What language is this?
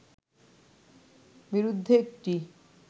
Bangla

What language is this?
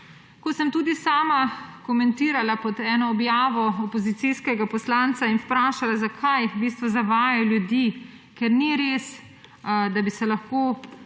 Slovenian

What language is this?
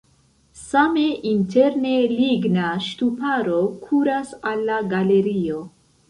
Esperanto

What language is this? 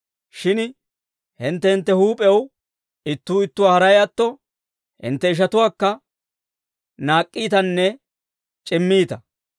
Dawro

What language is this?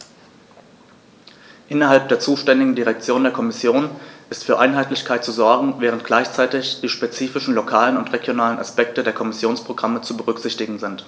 German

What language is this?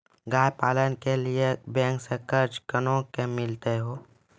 Maithili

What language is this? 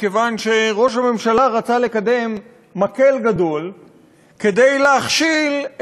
Hebrew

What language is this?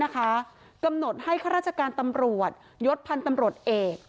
Thai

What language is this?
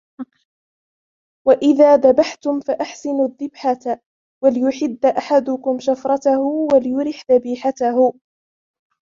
Arabic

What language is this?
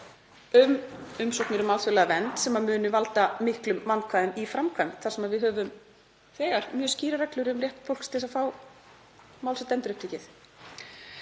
Icelandic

